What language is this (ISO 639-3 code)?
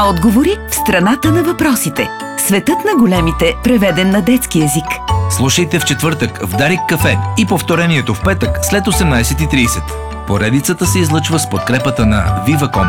bul